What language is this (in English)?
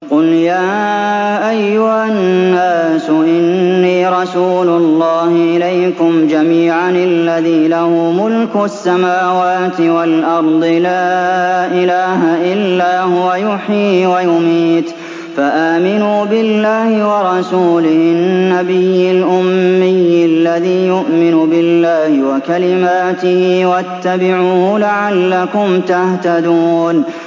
Arabic